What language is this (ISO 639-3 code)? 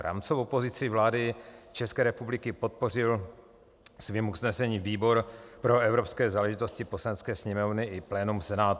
ces